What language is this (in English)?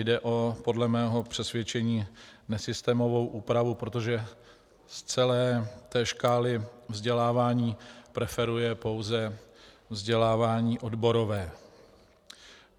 Czech